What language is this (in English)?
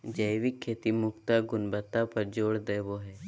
Magahi